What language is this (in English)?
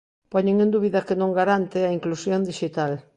Galician